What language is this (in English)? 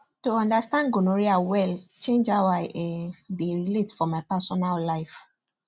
Nigerian Pidgin